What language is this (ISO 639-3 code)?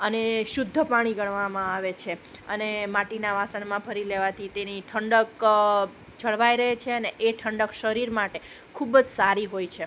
guj